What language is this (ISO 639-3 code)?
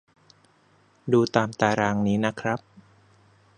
tha